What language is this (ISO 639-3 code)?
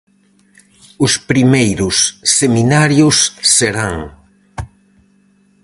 glg